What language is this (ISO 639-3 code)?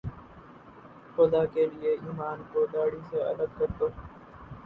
urd